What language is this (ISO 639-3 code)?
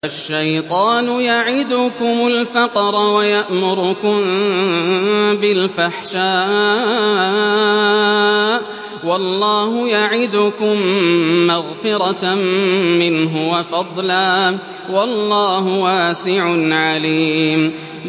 ara